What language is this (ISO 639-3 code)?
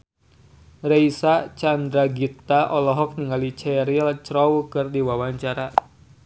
sun